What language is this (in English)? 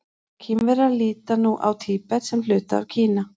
Icelandic